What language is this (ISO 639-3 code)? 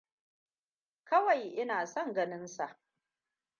hau